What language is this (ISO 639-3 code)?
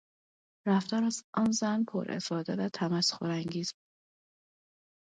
fas